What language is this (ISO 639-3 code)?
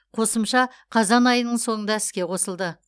kaz